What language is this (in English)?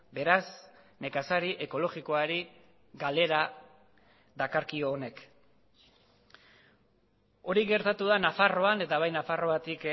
Basque